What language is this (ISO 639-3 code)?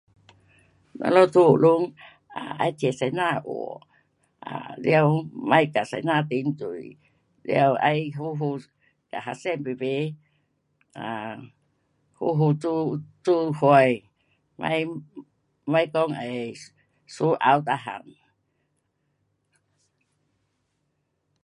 cpx